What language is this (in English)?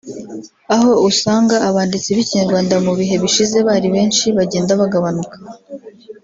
Kinyarwanda